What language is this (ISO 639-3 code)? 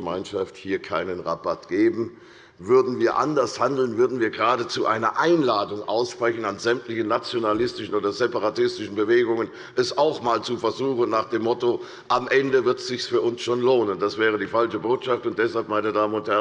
deu